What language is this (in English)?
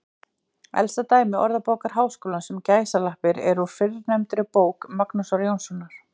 Icelandic